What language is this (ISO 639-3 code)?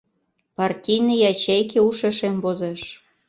chm